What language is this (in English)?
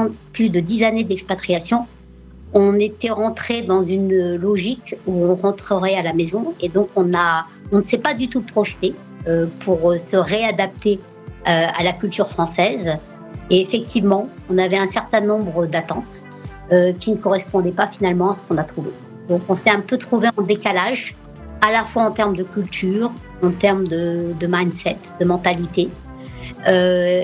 French